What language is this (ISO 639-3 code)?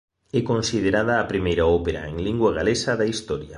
glg